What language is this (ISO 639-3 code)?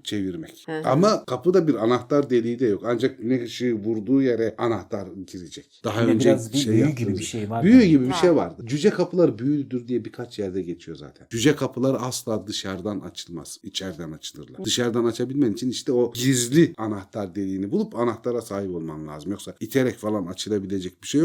tur